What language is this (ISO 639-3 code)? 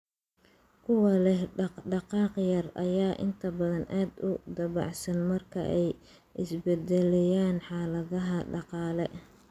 som